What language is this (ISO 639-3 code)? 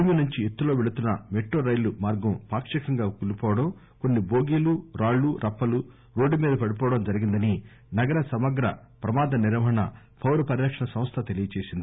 tel